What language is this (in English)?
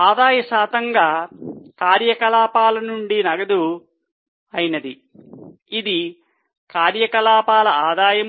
Telugu